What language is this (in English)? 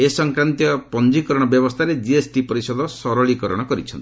Odia